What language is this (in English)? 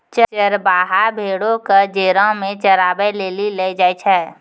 Maithili